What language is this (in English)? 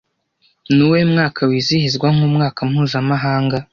Kinyarwanda